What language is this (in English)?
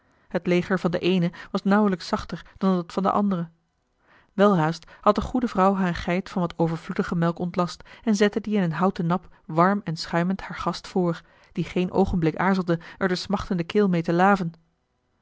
Dutch